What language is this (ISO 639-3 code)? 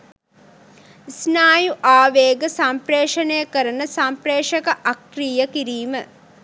sin